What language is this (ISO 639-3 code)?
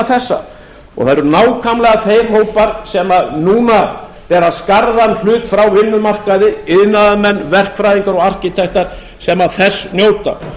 isl